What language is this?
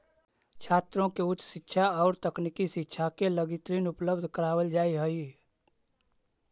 Magahi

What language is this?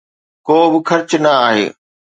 Sindhi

